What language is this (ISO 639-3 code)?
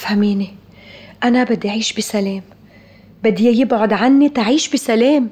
ara